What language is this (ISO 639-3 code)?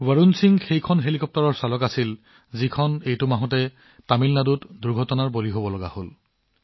asm